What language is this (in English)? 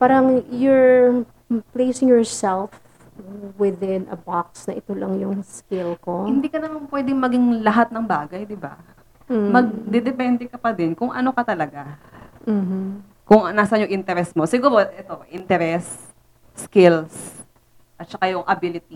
Filipino